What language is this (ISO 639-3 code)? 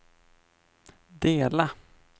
swe